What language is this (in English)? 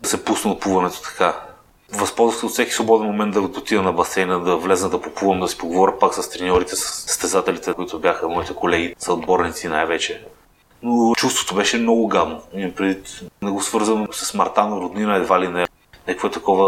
Bulgarian